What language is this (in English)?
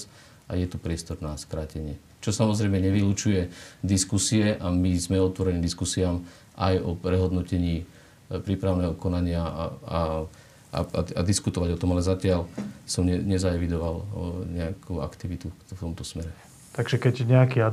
Slovak